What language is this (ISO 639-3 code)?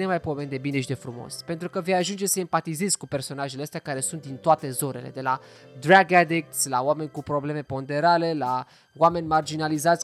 ron